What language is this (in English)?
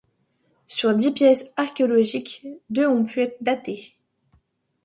French